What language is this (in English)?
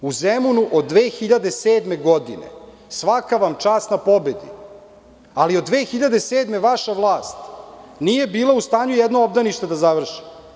Serbian